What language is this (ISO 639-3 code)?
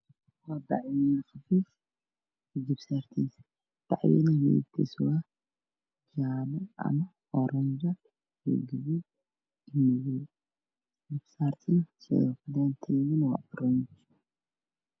som